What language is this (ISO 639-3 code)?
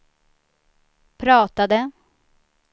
swe